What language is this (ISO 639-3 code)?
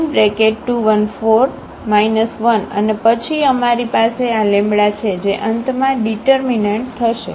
guj